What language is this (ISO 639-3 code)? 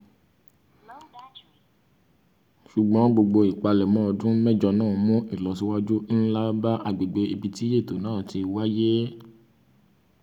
yor